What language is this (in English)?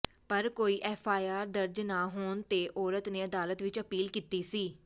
Punjabi